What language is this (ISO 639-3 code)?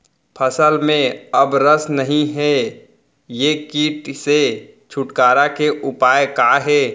hne